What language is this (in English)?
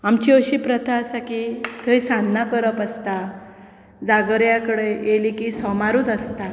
Konkani